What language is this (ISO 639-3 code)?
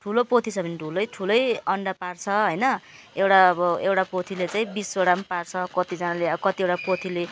nep